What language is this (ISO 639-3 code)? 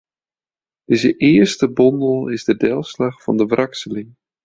fry